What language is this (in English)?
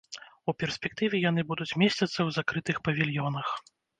Belarusian